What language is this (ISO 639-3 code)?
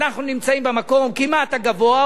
heb